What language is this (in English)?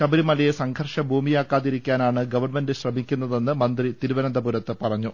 Malayalam